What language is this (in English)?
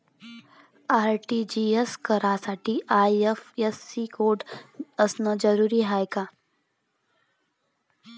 Marathi